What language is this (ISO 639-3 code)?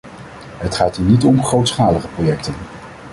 nld